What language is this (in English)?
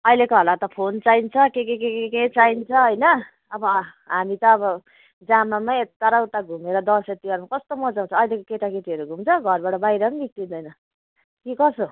Nepali